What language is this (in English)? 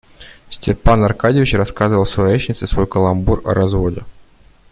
Russian